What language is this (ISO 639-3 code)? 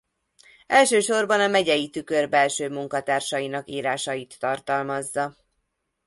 hun